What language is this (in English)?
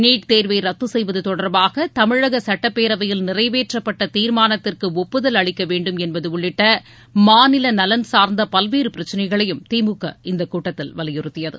Tamil